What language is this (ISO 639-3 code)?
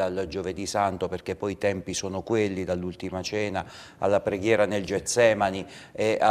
ita